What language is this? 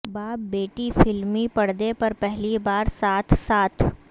Urdu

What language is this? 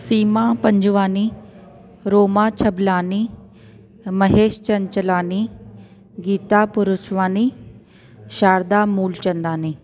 Sindhi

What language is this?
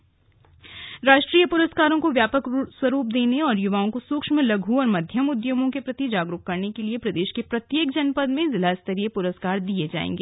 Hindi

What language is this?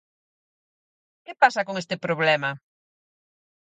Galician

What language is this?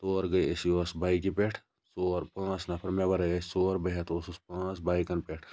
Kashmiri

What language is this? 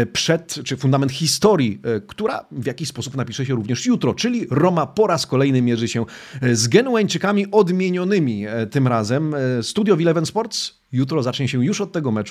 Polish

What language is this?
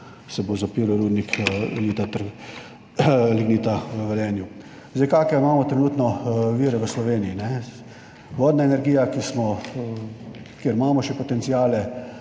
Slovenian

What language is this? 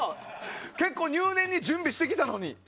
Japanese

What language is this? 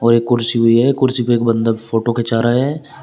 Hindi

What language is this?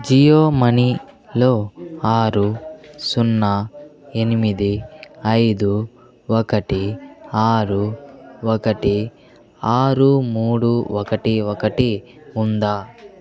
Telugu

